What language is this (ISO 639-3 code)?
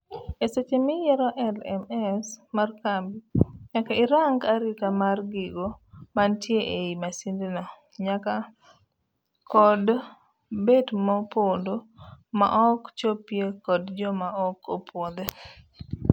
luo